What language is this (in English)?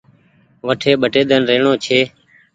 Goaria